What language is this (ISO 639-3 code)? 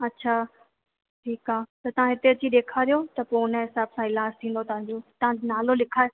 snd